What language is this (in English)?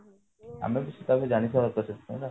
Odia